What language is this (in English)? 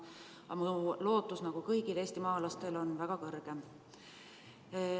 Estonian